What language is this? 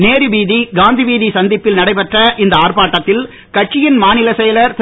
Tamil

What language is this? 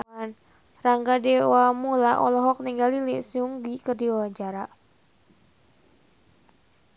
Sundanese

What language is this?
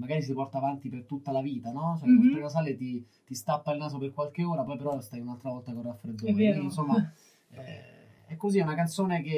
Italian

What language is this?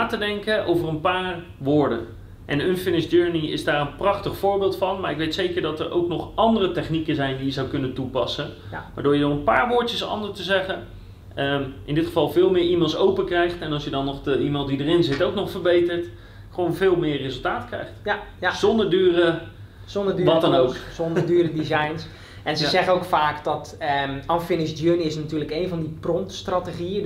Dutch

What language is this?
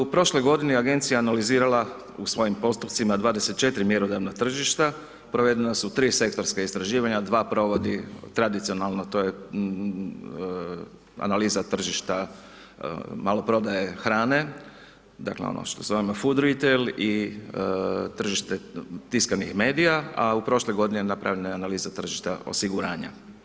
Croatian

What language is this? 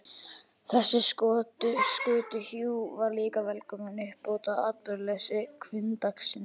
Icelandic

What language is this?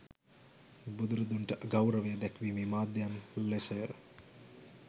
Sinhala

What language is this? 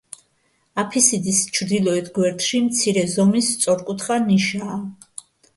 Georgian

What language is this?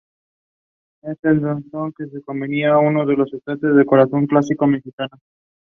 Spanish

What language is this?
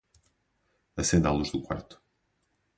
Portuguese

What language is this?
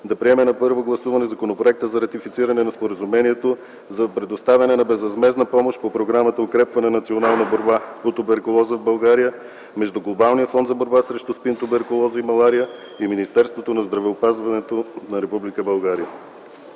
Bulgarian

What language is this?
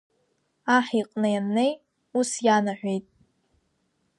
Abkhazian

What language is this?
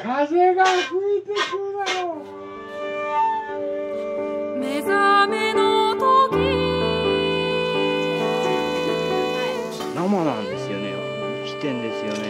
Japanese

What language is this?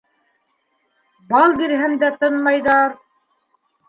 Bashkir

